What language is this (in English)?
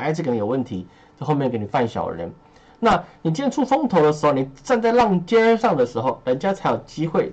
Chinese